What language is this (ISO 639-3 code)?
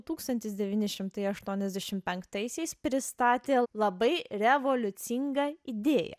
lit